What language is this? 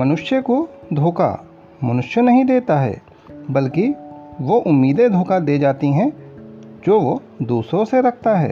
Hindi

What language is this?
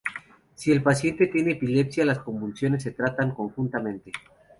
Spanish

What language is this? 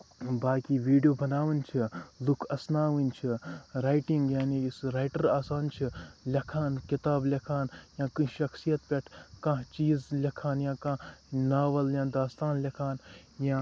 Kashmiri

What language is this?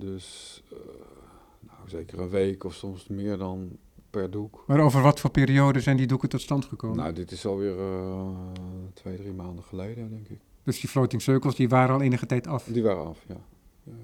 Dutch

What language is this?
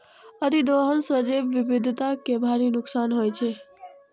Maithili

